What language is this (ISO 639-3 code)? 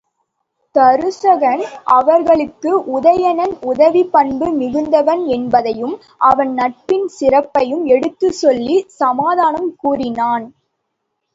tam